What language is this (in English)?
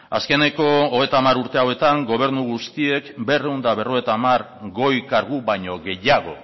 Basque